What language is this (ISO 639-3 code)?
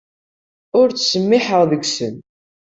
kab